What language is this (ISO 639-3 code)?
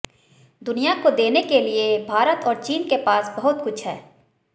hin